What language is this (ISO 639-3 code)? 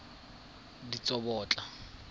tsn